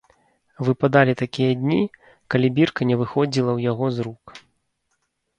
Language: Belarusian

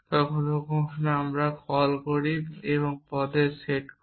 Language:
Bangla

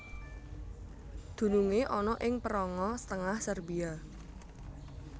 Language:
Javanese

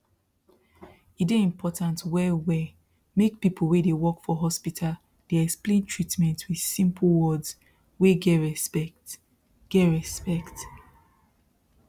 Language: Nigerian Pidgin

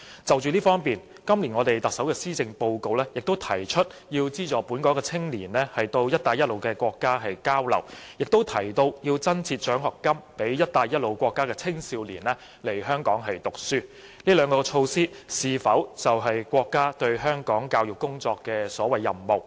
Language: Cantonese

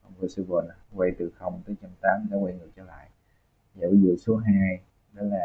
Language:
Vietnamese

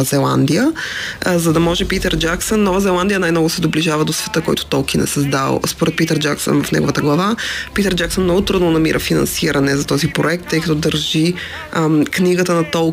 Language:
Bulgarian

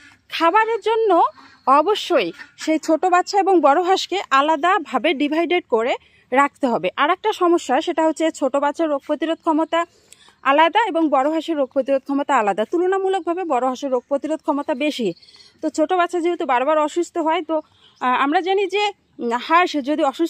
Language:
Bangla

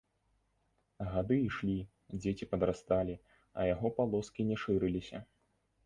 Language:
Belarusian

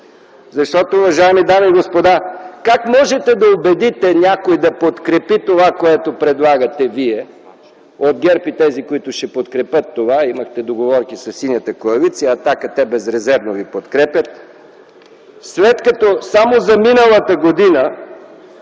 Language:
Bulgarian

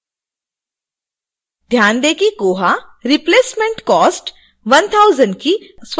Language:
Hindi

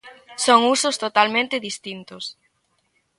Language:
Galician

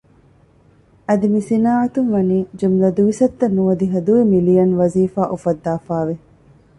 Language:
Divehi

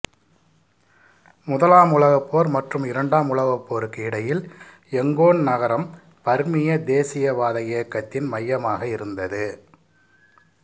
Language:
Tamil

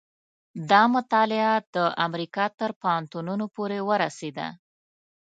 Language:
Pashto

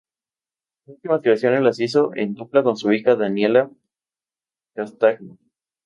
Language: Spanish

